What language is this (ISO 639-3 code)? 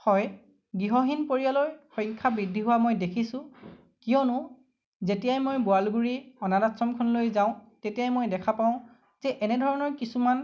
asm